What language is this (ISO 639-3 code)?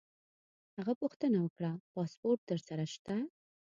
pus